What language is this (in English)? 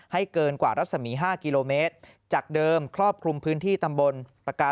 Thai